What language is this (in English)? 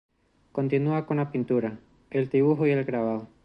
Spanish